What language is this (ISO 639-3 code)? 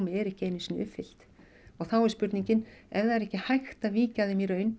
isl